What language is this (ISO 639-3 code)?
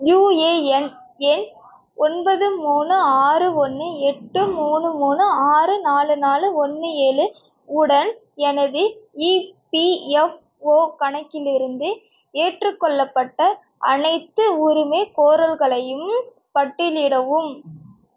tam